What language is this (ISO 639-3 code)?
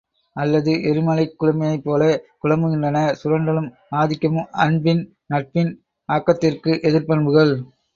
tam